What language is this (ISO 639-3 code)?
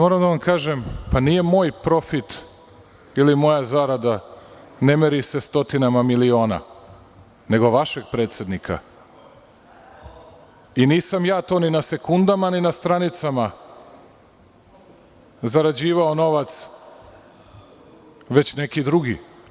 srp